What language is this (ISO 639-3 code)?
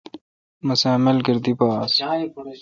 xka